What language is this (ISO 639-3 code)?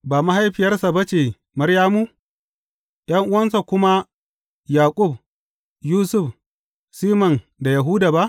hau